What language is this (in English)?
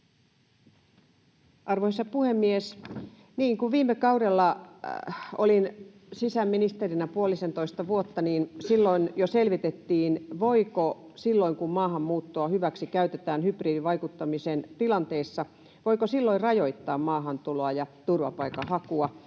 Finnish